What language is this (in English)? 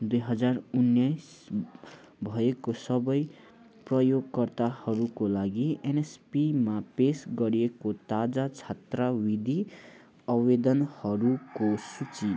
Nepali